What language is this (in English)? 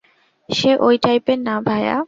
Bangla